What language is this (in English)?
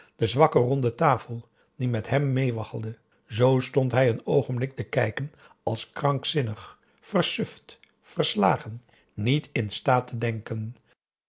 Dutch